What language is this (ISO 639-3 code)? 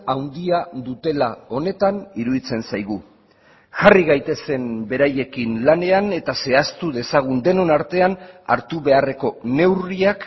eus